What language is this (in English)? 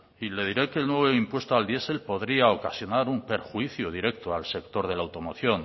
Spanish